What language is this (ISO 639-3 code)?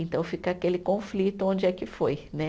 por